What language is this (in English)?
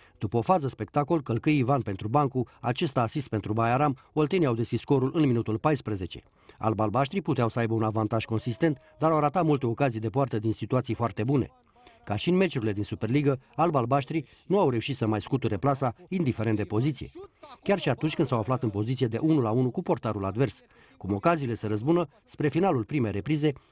Romanian